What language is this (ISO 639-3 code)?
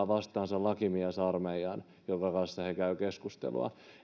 fin